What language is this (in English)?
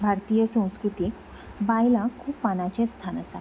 Konkani